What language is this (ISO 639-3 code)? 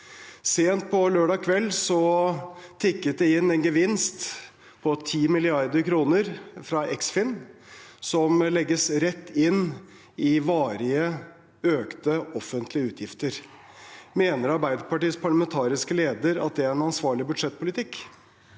nor